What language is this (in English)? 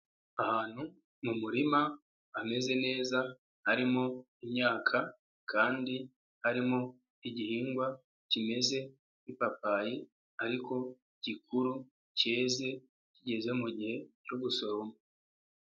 Kinyarwanda